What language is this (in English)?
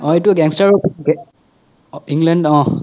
Assamese